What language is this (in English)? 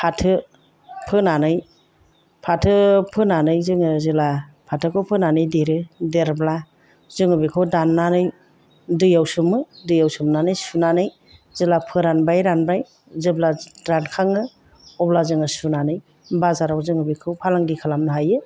Bodo